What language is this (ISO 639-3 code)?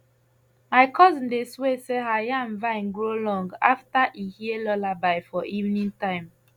pcm